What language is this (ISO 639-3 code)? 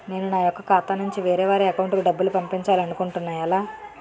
tel